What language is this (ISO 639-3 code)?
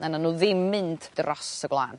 cym